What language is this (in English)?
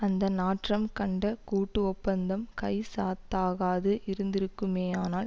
Tamil